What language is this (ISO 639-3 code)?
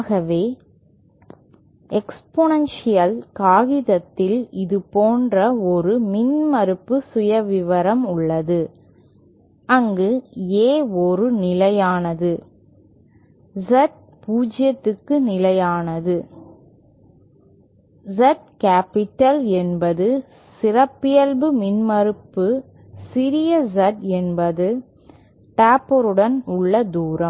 tam